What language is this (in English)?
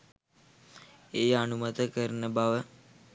Sinhala